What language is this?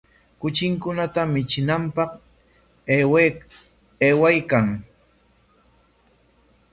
Corongo Ancash Quechua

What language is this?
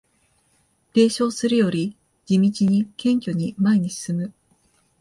Japanese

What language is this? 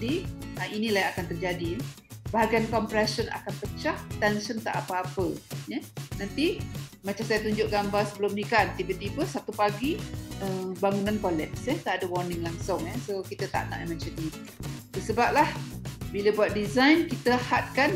Malay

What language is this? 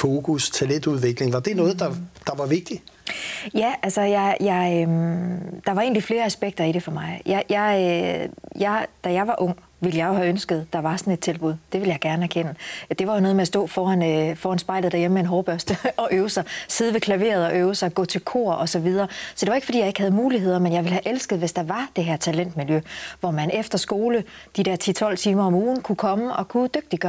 Danish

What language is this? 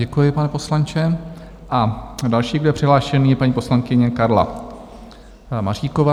Czech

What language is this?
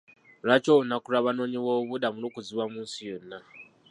Ganda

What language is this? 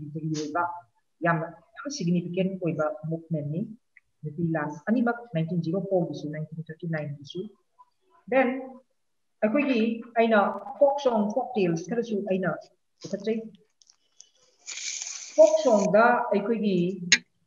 Vietnamese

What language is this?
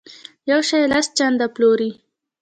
Pashto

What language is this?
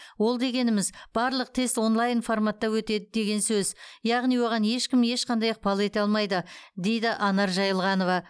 Kazakh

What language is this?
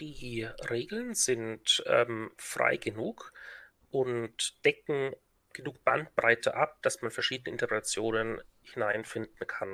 German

